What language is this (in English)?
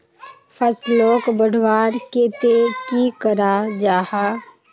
Magahi